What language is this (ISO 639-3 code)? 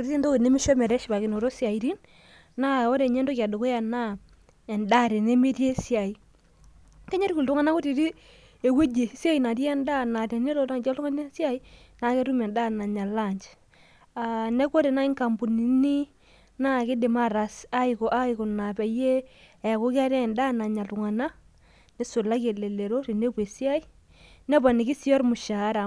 mas